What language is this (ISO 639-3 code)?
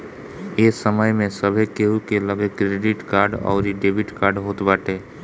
bho